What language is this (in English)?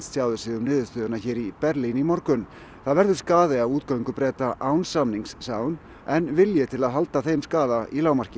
Icelandic